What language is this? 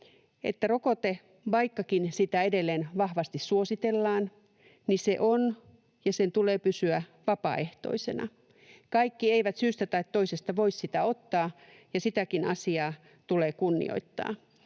Finnish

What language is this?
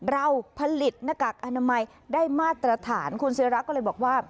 Thai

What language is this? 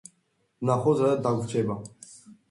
Georgian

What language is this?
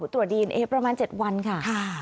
Thai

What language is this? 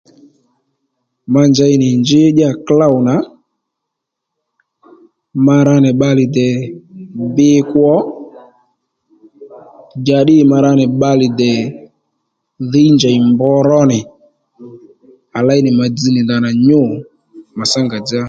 Lendu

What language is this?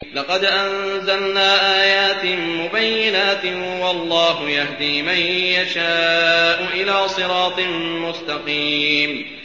Arabic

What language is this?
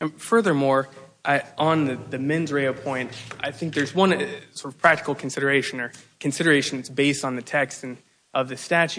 English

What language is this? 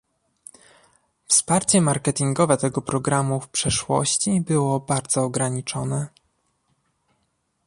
Polish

